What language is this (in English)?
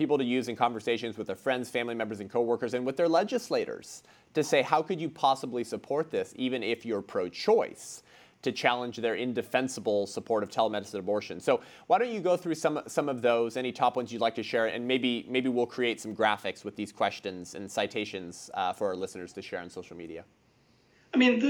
English